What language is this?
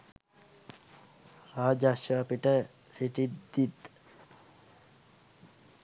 Sinhala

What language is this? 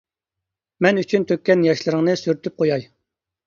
Uyghur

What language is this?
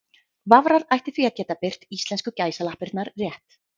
Icelandic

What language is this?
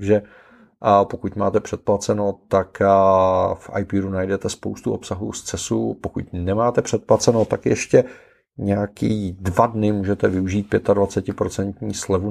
Czech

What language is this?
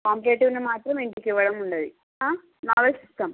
Telugu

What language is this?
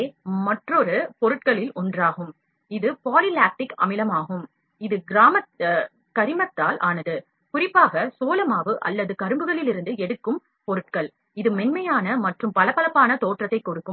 Tamil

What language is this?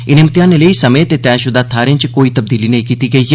Dogri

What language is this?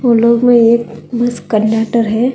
Hindi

